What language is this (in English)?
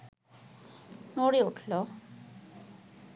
Bangla